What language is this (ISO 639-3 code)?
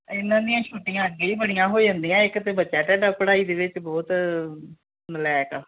pan